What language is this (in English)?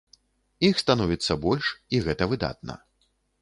Belarusian